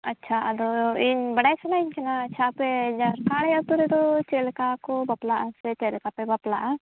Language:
Santali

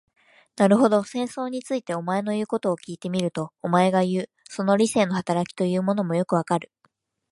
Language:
Japanese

